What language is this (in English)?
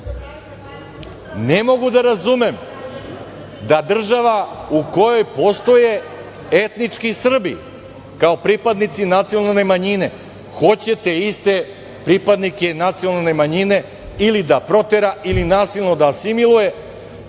Serbian